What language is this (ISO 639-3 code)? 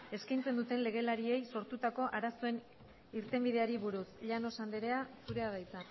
eus